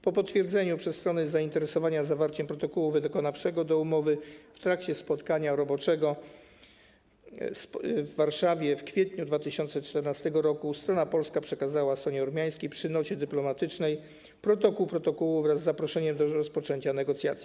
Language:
Polish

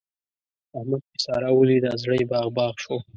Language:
Pashto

